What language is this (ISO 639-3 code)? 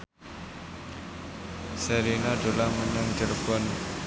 jav